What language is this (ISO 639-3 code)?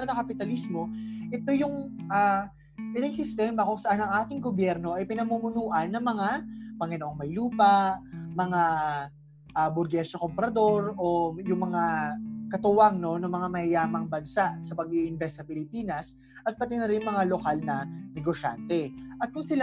fil